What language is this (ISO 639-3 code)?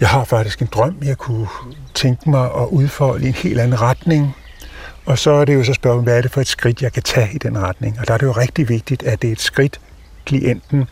dan